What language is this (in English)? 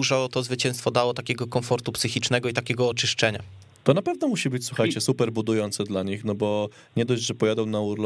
Polish